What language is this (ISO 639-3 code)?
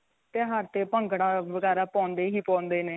pan